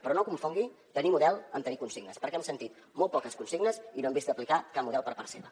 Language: Catalan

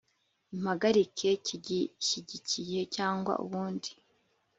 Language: Kinyarwanda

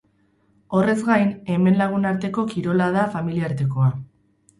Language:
Basque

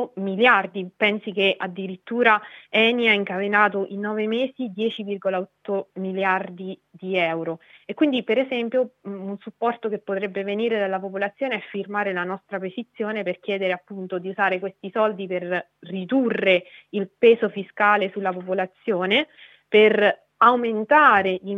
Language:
Italian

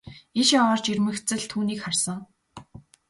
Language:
Mongolian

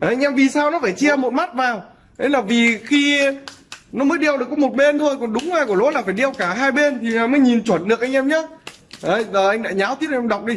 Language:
Vietnamese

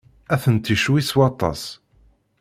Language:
Kabyle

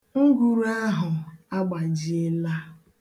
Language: Igbo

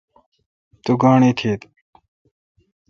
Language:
Kalkoti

